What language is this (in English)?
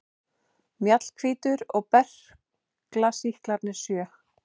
Icelandic